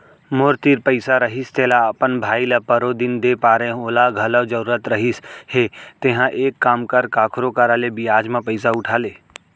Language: Chhattisgarhi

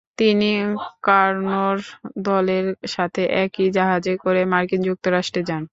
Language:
Bangla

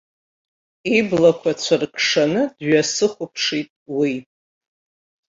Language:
Abkhazian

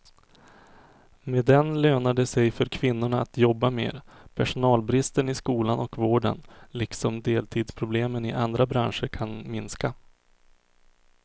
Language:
Swedish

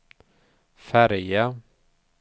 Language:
Swedish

